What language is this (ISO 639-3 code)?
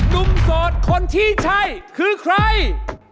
tha